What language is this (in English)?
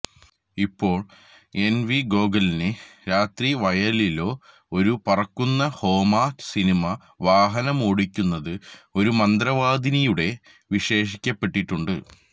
Malayalam